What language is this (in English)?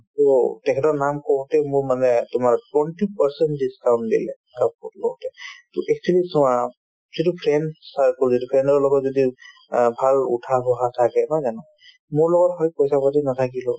Assamese